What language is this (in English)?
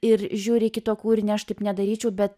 Lithuanian